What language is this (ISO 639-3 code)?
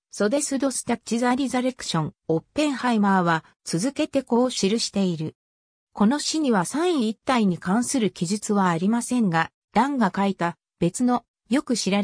jpn